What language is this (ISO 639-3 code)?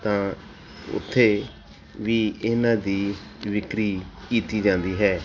pan